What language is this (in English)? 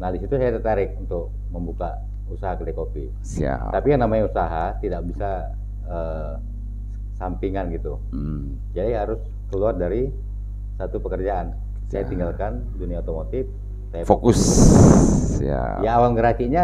Indonesian